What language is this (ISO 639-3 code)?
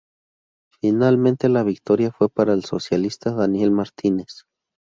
spa